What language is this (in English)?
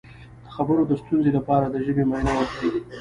Pashto